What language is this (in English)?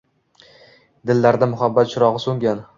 Uzbek